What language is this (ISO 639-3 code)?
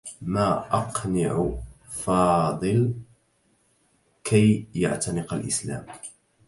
ara